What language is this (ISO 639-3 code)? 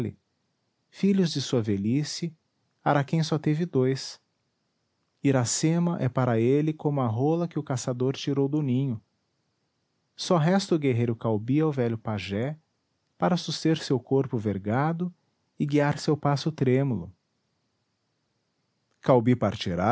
por